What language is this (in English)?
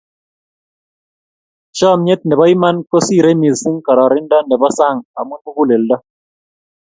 Kalenjin